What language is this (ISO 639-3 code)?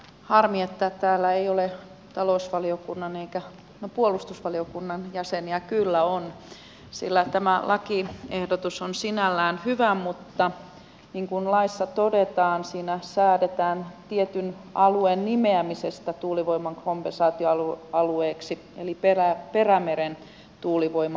fin